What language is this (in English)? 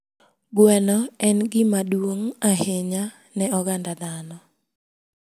Luo (Kenya and Tanzania)